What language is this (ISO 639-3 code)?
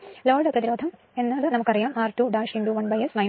mal